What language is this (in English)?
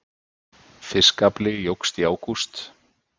Icelandic